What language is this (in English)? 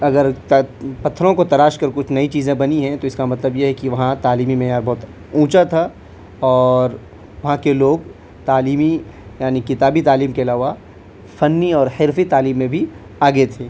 Urdu